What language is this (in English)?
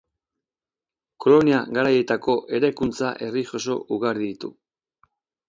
Basque